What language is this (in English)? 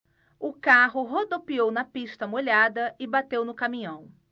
Portuguese